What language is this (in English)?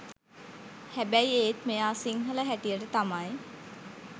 Sinhala